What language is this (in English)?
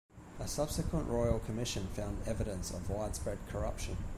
English